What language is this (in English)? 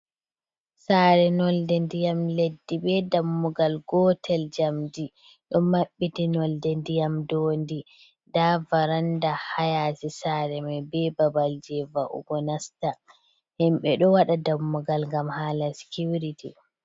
Fula